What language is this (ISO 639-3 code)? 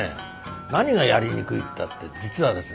jpn